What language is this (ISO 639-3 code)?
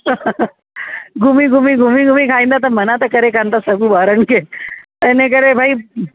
snd